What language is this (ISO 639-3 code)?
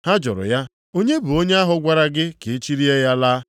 ibo